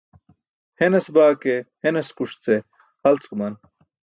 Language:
Burushaski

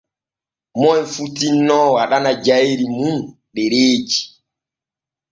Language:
Borgu Fulfulde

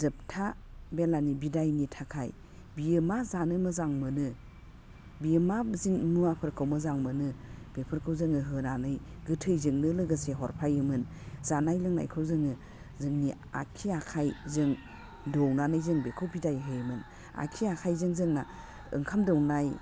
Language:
Bodo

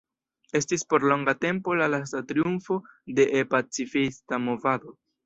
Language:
Esperanto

